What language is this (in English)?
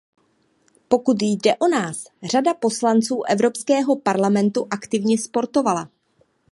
Czech